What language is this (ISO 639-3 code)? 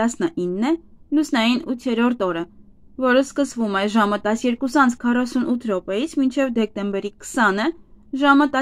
ron